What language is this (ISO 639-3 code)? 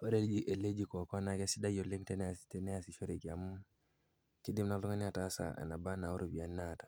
mas